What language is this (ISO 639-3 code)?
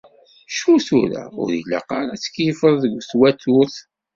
kab